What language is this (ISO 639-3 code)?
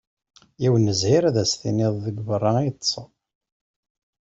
kab